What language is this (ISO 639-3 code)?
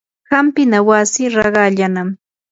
qur